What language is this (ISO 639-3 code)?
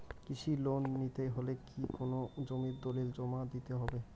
ben